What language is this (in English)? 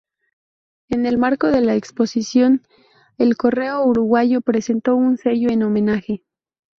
Spanish